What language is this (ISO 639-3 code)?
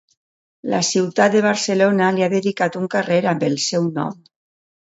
cat